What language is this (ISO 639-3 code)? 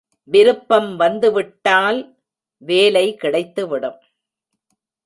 tam